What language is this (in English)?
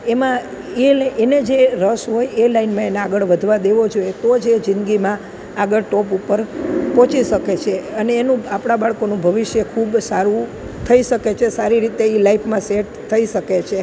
Gujarati